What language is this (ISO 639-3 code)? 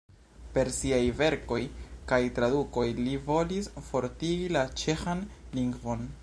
epo